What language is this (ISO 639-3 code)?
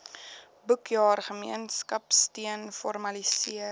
afr